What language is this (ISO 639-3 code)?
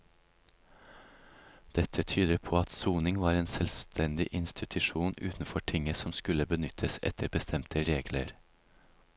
nor